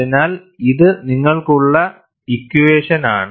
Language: Malayalam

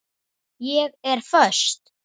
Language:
Icelandic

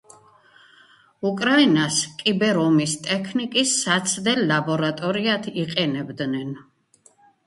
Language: Georgian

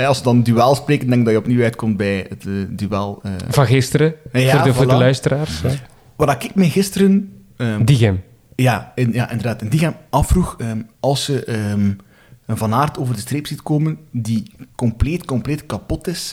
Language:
Dutch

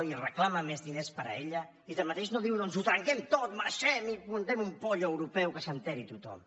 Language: Catalan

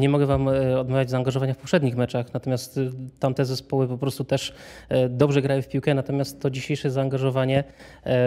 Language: Polish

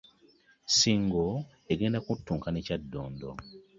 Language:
Ganda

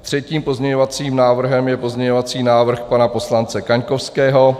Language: Czech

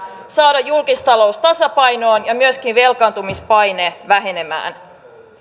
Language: Finnish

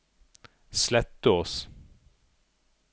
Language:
Norwegian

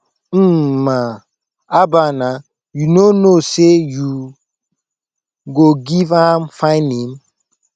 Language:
Nigerian Pidgin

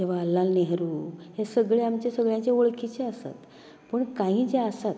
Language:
Konkani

